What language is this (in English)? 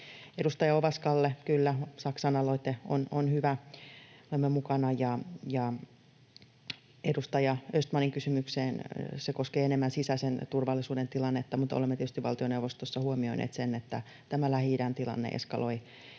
Finnish